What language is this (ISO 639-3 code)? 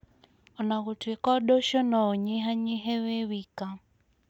kik